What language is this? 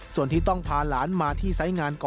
Thai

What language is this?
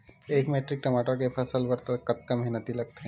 Chhattisgarhi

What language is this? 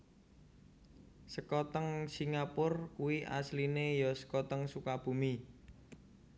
Javanese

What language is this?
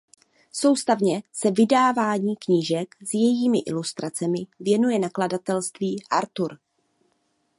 Czech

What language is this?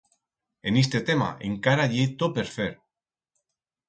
Aragonese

